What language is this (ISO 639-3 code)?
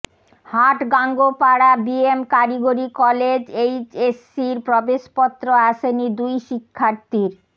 ben